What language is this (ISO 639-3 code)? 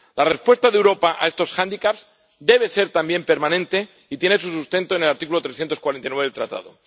spa